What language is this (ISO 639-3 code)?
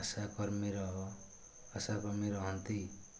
ori